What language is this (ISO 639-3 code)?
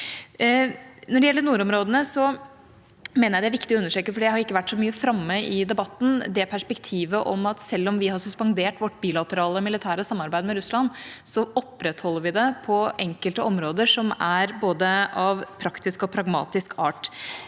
nor